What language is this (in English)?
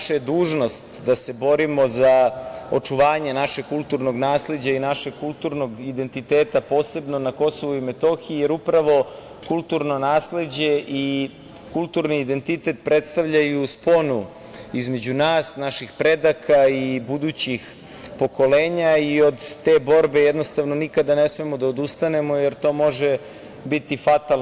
Serbian